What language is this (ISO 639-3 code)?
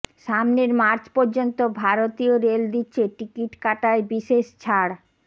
ben